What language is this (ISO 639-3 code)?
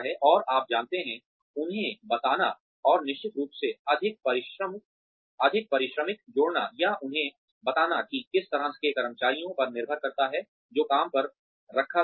hin